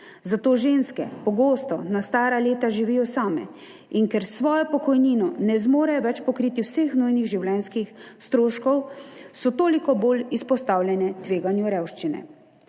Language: Slovenian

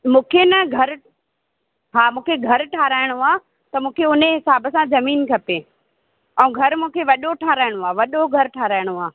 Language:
Sindhi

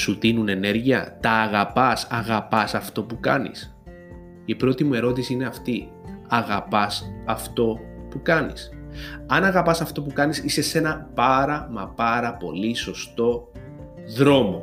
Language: Greek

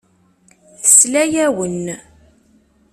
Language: Kabyle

